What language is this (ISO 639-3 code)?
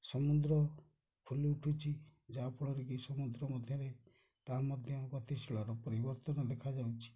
ori